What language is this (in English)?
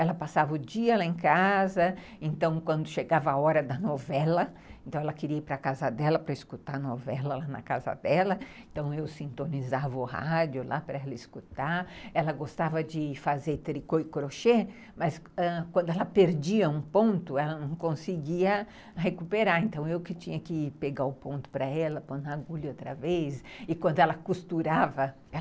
Portuguese